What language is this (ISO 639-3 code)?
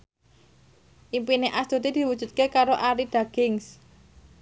jav